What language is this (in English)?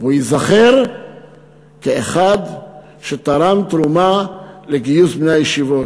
Hebrew